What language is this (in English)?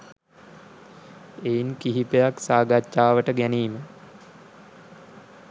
Sinhala